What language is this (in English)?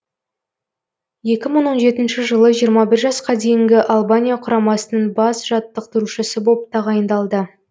Kazakh